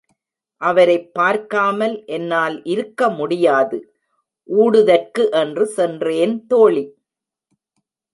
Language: Tamil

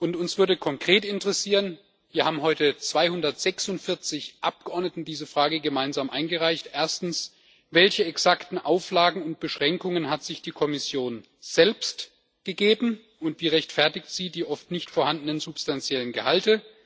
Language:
German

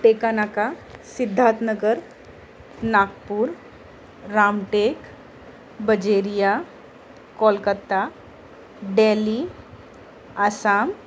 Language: Marathi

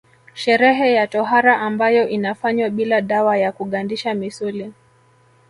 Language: Swahili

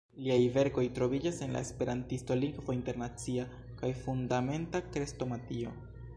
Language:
Esperanto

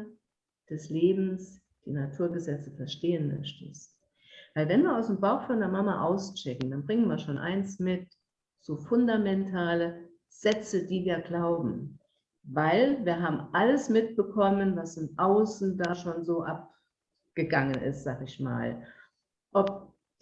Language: German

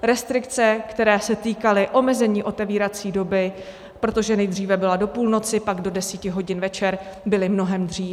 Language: Czech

